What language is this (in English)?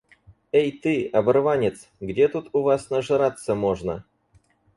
Russian